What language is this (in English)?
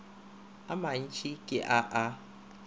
Northern Sotho